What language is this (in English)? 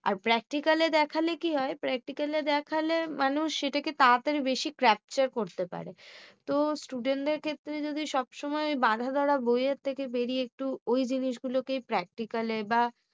Bangla